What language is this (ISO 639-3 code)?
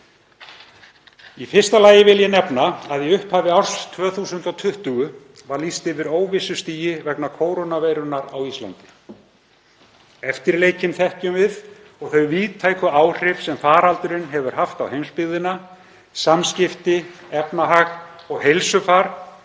isl